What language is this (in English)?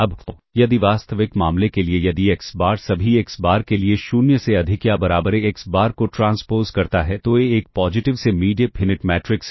Hindi